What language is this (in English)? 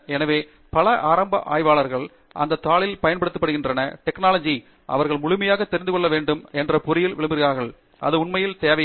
Tamil